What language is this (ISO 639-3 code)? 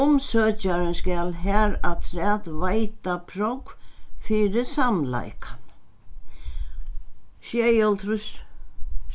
fao